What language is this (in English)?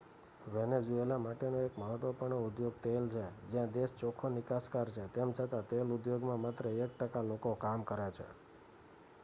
Gujarati